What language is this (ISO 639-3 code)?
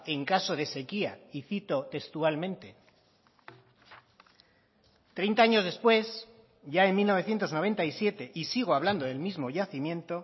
spa